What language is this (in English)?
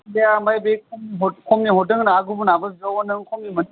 Bodo